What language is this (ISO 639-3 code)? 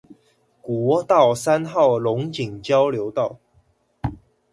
zho